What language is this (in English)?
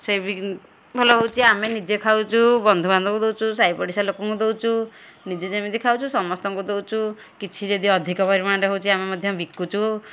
Odia